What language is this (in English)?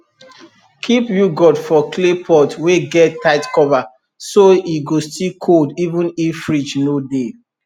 Nigerian Pidgin